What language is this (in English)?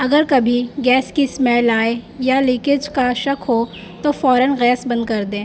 Urdu